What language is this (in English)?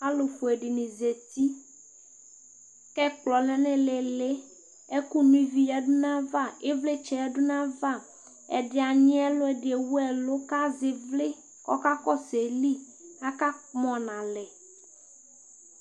Ikposo